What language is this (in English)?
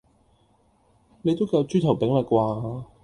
Cantonese